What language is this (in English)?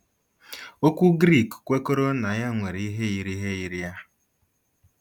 Igbo